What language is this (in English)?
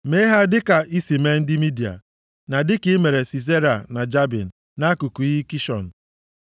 Igbo